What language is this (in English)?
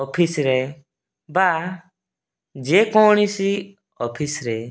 Odia